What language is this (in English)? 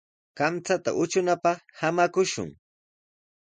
Sihuas Ancash Quechua